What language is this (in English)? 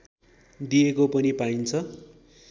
Nepali